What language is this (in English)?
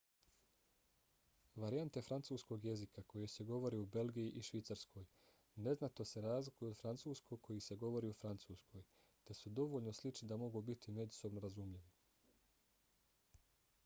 Bosnian